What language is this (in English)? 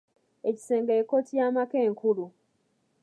Ganda